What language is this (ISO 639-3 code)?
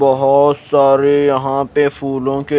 hin